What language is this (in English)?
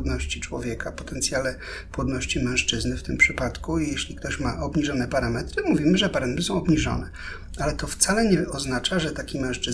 Polish